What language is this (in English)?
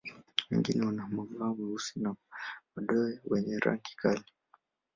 Swahili